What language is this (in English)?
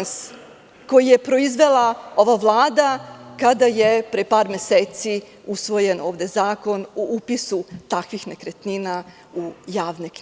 Serbian